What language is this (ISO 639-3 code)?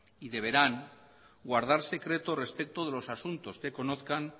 spa